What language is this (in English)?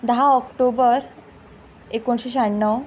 Konkani